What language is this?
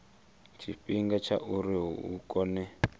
Venda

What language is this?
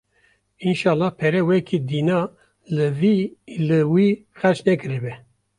Kurdish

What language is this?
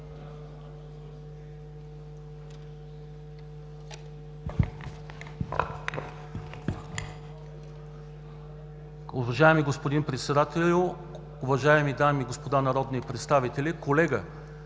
Bulgarian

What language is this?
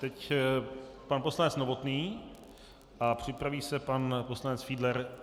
Czech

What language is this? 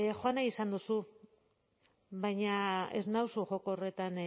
Basque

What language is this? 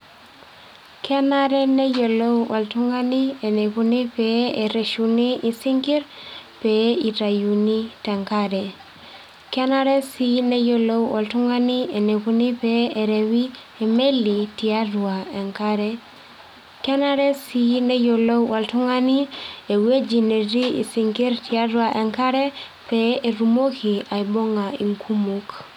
Masai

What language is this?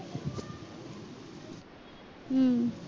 Marathi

